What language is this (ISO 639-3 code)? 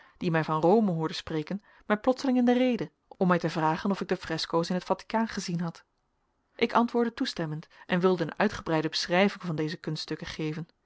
nld